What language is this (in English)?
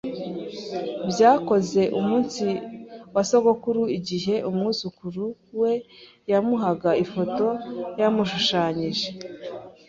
Kinyarwanda